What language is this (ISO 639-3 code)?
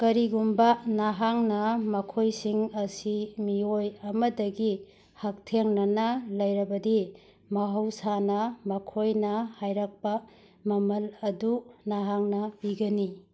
mni